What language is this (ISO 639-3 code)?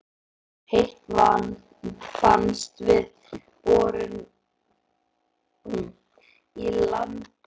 isl